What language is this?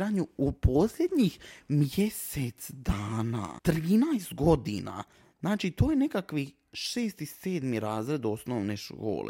Croatian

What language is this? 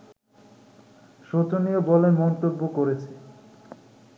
Bangla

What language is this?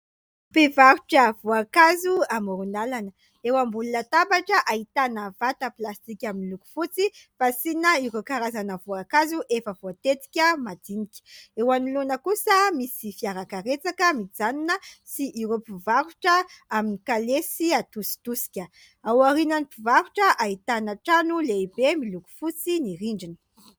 Malagasy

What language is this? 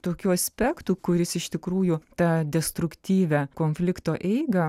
Lithuanian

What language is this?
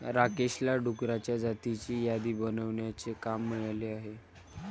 Marathi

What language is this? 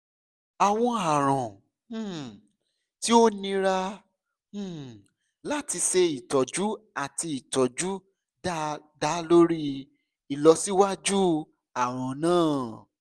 Yoruba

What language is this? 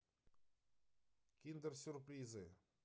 Russian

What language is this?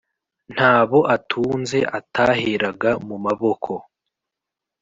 Kinyarwanda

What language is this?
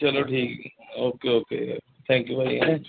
Punjabi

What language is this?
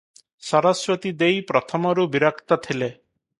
Odia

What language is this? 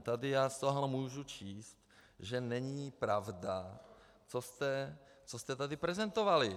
Czech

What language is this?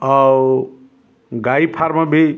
Odia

